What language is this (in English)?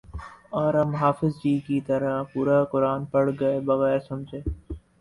Urdu